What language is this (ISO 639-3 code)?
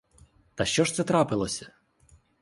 ukr